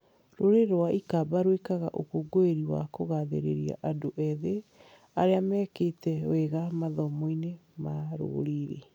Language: Kikuyu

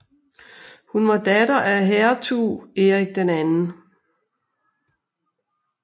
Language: Danish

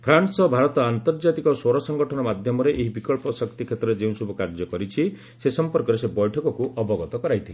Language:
Odia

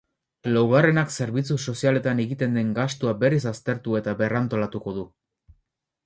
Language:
Basque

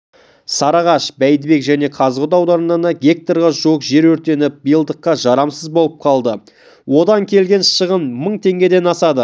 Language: Kazakh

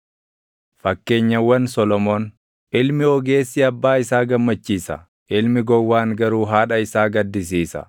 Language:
Oromo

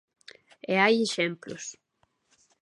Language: Galician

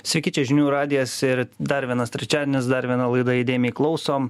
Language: Lithuanian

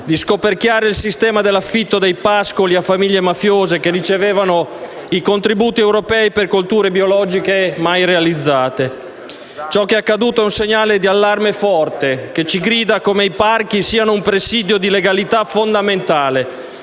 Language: Italian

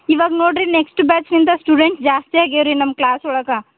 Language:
Kannada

